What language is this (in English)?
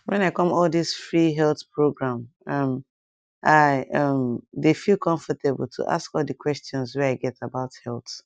Nigerian Pidgin